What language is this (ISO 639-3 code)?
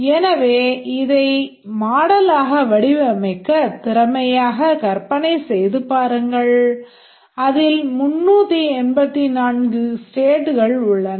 tam